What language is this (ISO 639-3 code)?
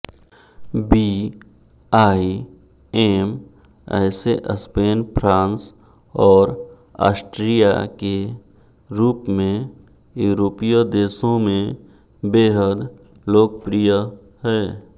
hin